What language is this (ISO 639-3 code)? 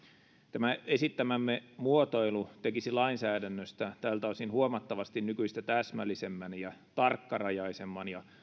fin